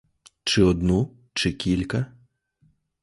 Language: Ukrainian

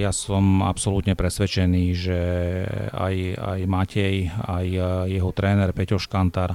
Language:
Slovak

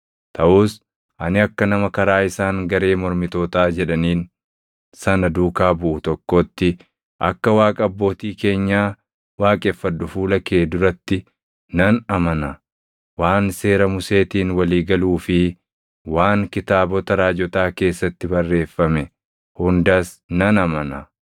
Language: Oromo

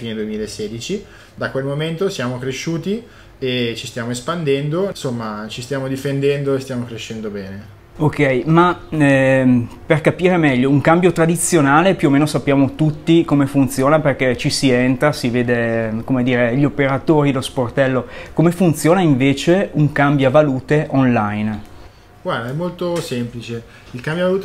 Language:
Italian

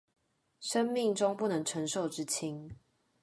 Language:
Chinese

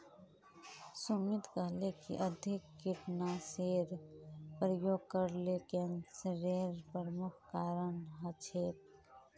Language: Magahi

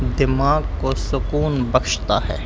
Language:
Urdu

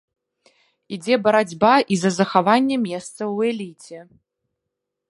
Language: Belarusian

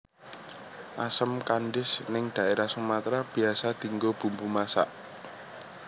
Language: Javanese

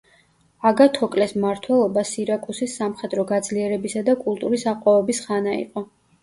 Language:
Georgian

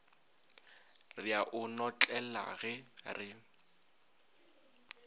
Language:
Northern Sotho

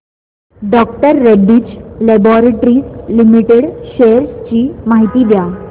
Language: Marathi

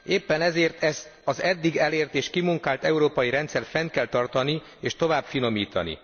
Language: Hungarian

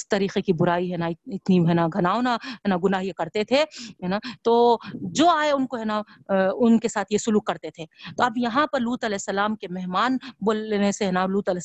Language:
Urdu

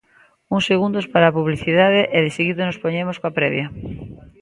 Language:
Galician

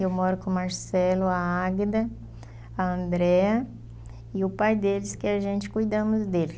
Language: Portuguese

